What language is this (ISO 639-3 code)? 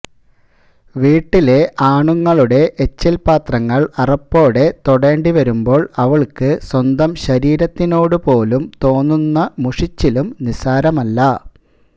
mal